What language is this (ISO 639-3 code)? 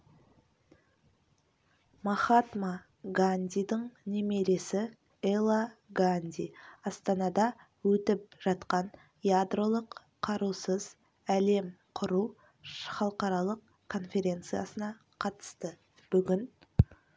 kaz